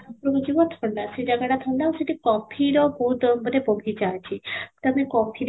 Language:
Odia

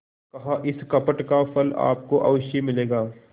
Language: Hindi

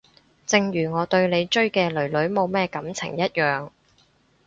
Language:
Cantonese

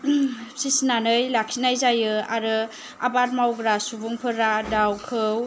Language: Bodo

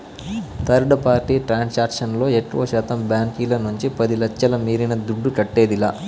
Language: Telugu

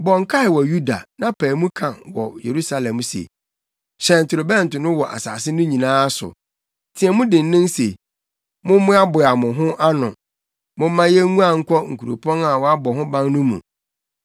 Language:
Akan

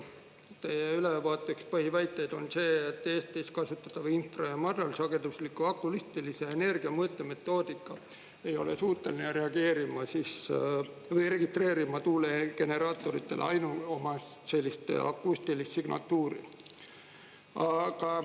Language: Estonian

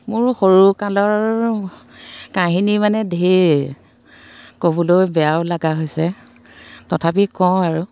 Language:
Assamese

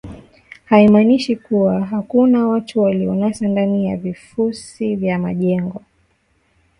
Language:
Swahili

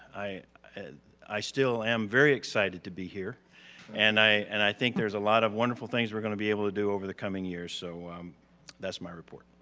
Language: English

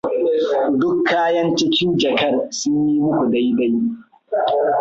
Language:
Hausa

